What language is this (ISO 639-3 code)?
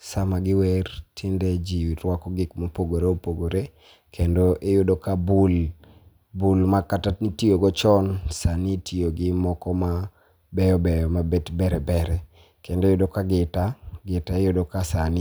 luo